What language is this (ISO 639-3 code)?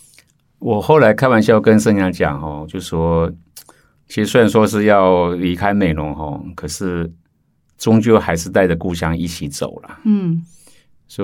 zho